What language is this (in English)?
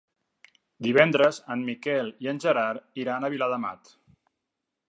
Catalan